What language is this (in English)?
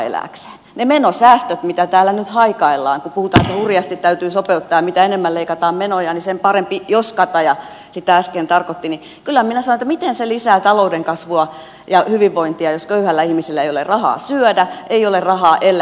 Finnish